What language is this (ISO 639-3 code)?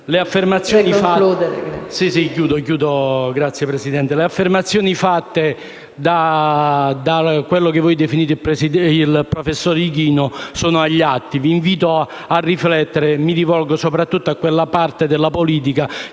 ita